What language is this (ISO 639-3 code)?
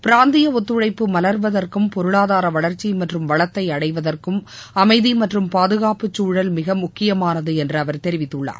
tam